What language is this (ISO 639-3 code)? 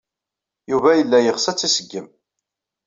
kab